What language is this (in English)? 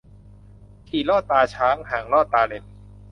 Thai